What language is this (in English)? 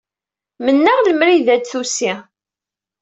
Kabyle